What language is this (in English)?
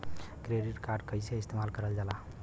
Bhojpuri